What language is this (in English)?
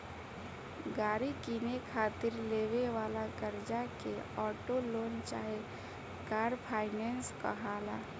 Bhojpuri